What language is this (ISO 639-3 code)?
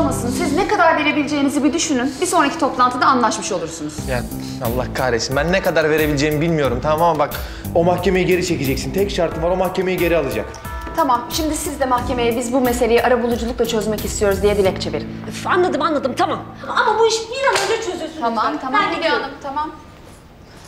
tur